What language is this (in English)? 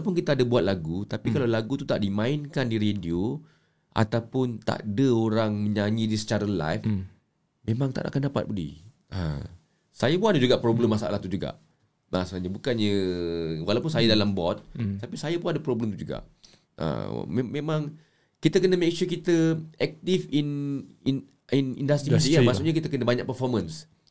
Malay